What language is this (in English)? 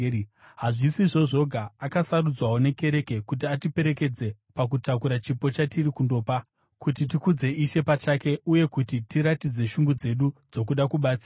Shona